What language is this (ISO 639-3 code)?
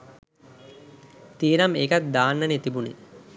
sin